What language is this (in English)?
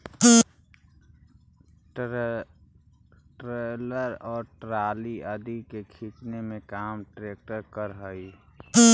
Magahi